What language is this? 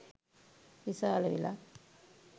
Sinhala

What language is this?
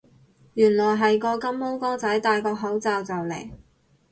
Cantonese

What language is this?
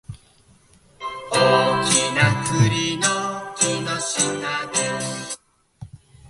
Japanese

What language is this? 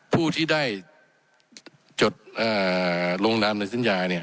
Thai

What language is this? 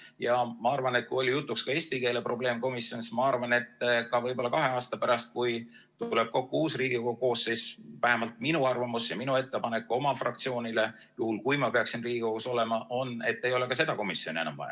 Estonian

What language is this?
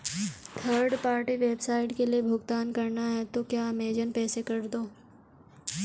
Hindi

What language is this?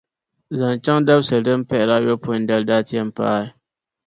Dagbani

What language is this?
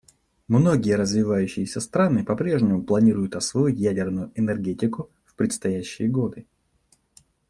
Russian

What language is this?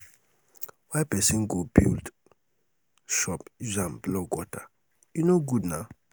Nigerian Pidgin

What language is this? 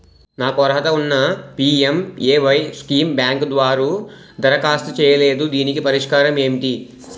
Telugu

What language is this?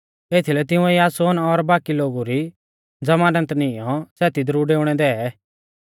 Mahasu Pahari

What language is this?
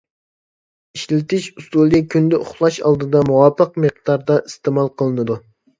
Uyghur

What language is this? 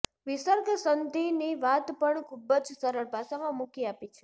Gujarati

